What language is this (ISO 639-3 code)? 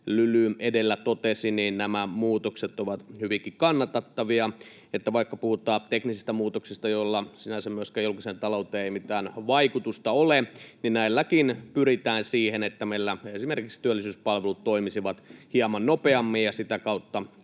fin